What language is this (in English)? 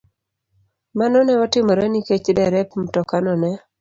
Luo (Kenya and Tanzania)